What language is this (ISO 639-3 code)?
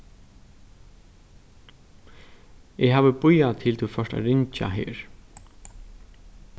fao